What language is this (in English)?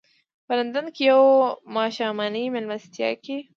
Pashto